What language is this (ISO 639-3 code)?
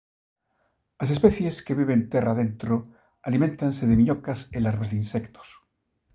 glg